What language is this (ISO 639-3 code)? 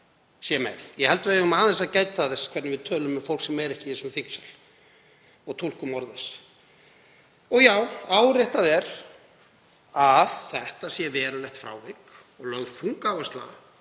isl